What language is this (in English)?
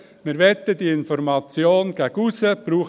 Swiss German